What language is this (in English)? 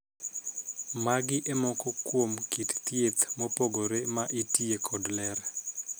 Luo (Kenya and Tanzania)